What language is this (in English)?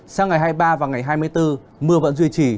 Vietnamese